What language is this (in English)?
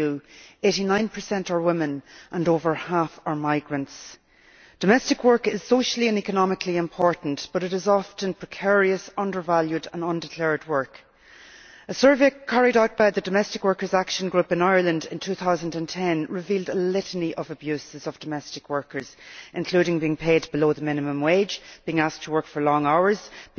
English